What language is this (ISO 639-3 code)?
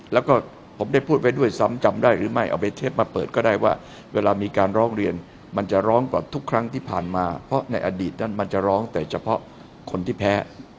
tha